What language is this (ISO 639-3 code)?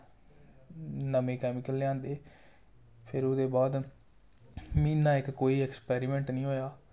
doi